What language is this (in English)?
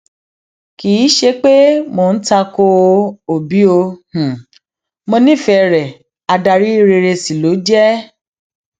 Yoruba